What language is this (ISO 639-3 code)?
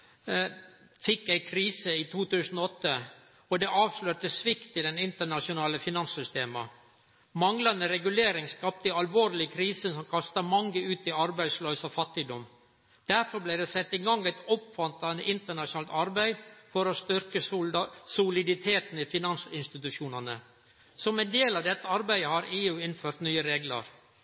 nno